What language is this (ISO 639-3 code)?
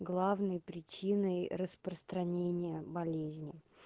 rus